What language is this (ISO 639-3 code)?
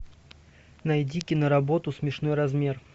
rus